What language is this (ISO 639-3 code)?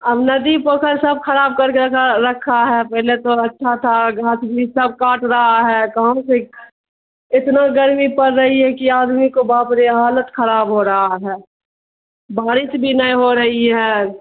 urd